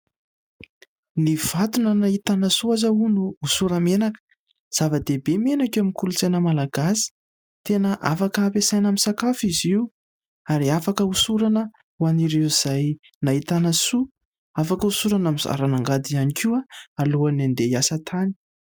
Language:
Malagasy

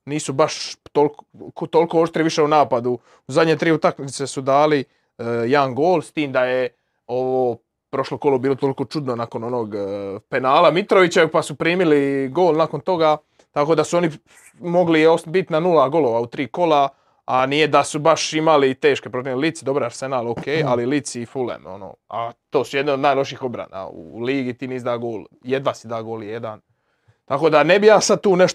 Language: Croatian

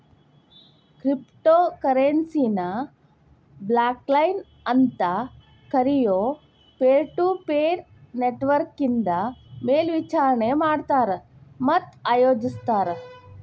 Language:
Kannada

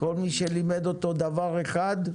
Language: Hebrew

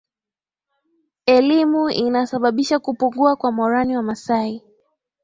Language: Swahili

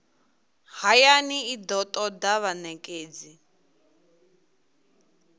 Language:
Venda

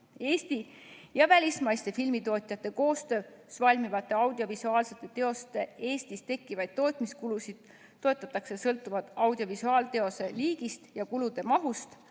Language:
Estonian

